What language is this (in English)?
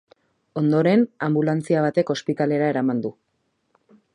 Basque